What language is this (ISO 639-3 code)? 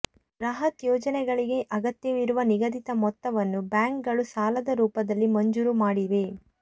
kan